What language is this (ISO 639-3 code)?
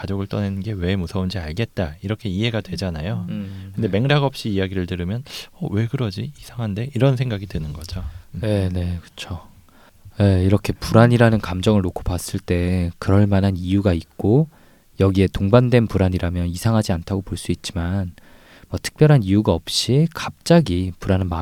kor